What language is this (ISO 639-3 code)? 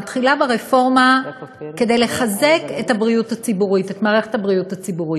heb